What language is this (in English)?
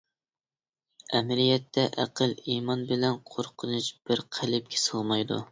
Uyghur